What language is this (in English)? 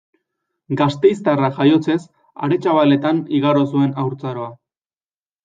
Basque